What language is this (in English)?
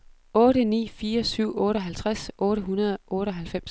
Danish